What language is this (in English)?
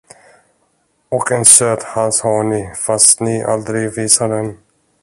Swedish